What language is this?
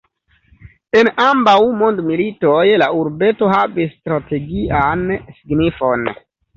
Esperanto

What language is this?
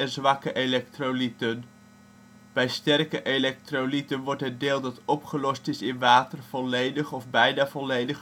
Dutch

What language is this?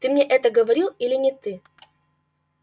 Russian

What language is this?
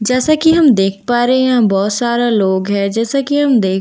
Hindi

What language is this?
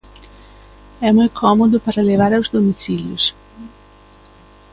Galician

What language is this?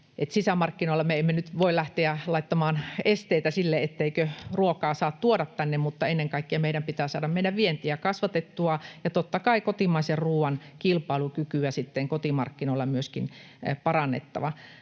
Finnish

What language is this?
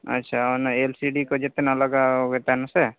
Santali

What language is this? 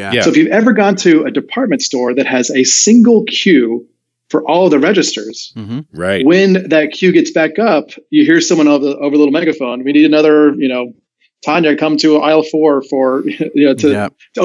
English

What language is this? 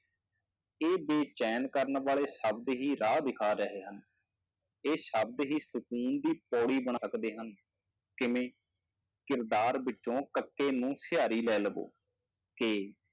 Punjabi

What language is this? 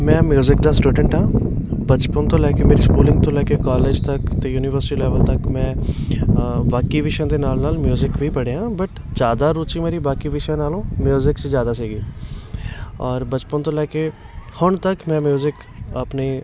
Punjabi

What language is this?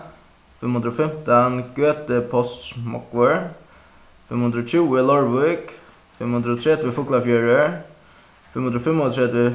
Faroese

